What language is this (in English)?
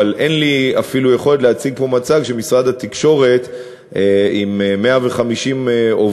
Hebrew